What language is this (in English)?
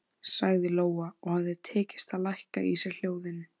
Icelandic